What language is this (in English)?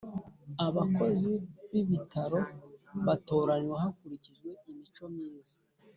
Kinyarwanda